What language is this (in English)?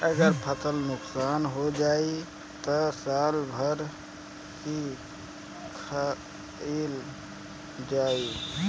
Bhojpuri